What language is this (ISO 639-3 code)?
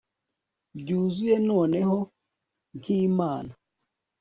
kin